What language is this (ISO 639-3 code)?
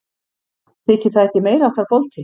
isl